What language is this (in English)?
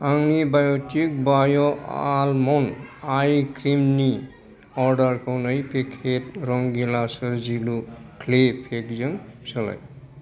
Bodo